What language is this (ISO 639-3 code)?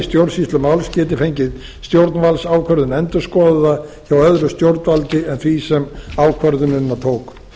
isl